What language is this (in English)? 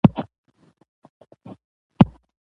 Pashto